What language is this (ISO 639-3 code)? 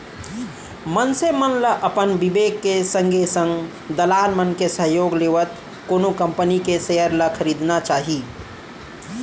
hne